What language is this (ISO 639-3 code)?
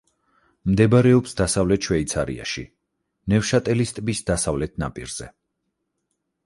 kat